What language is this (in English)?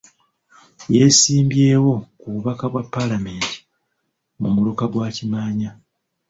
Ganda